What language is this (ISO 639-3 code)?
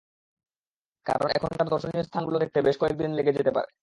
ben